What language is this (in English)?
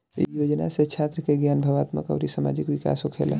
Bhojpuri